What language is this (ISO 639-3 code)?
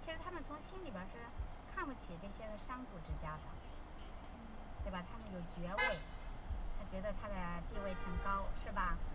zho